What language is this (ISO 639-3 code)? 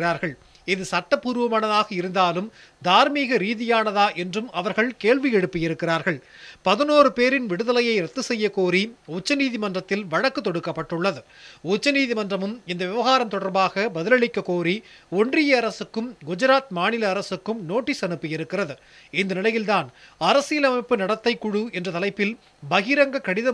kor